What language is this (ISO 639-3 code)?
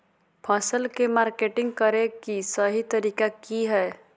mag